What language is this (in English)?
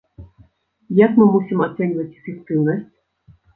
Belarusian